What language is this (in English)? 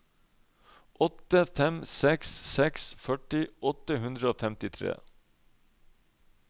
Norwegian